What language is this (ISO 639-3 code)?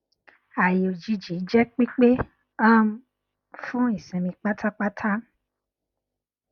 yor